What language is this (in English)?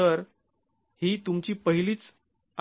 Marathi